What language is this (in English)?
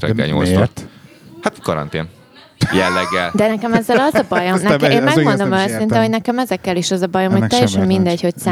Hungarian